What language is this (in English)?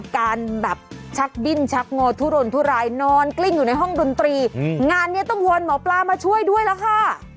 Thai